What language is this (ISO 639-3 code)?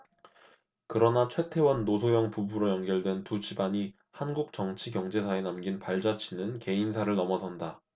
kor